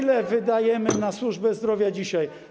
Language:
Polish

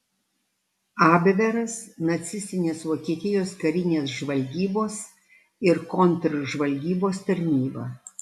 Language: Lithuanian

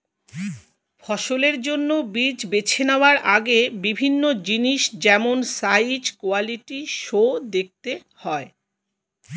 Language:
Bangla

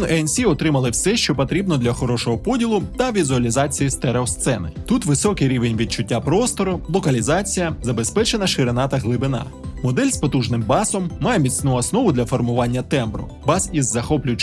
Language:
Ukrainian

